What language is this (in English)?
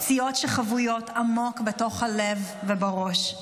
Hebrew